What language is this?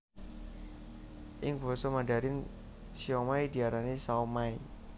Javanese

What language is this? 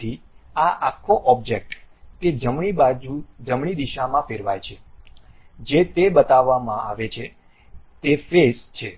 Gujarati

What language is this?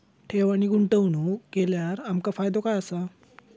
Marathi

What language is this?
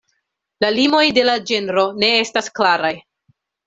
Esperanto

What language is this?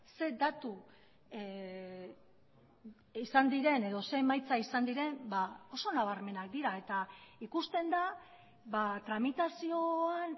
Basque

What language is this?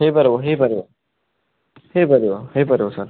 Odia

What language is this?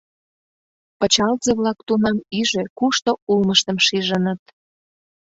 Mari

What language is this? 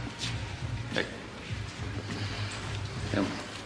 Welsh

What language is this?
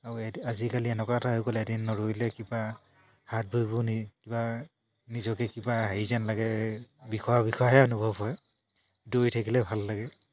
Assamese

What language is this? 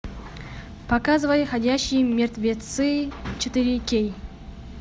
Russian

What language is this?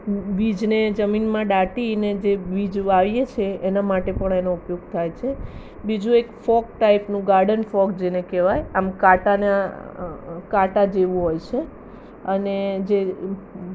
Gujarati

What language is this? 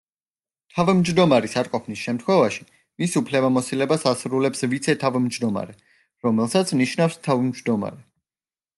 Georgian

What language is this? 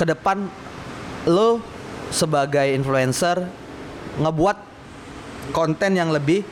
Indonesian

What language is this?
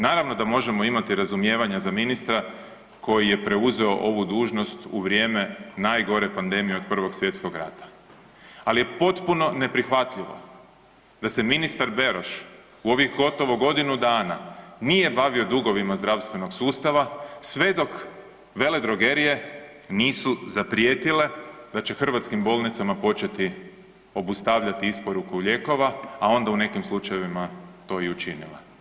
Croatian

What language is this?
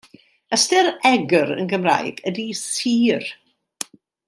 Welsh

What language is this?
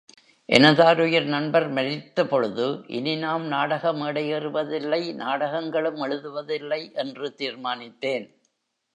Tamil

